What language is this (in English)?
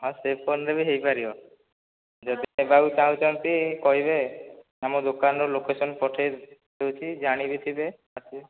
Odia